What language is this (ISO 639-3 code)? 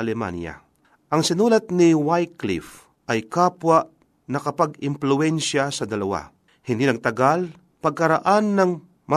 fil